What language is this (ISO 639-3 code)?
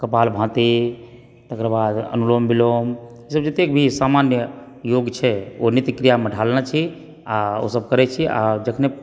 mai